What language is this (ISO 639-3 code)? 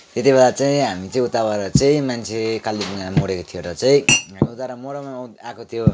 nep